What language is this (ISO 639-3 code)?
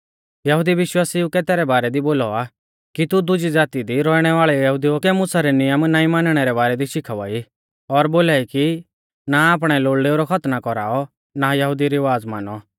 bfz